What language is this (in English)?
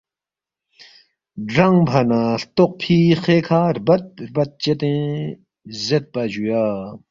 Balti